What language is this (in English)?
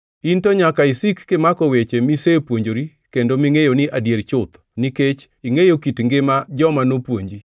Luo (Kenya and Tanzania)